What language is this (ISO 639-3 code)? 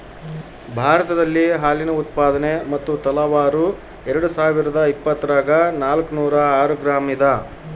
kan